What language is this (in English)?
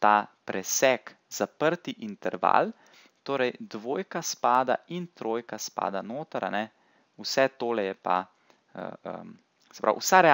Portuguese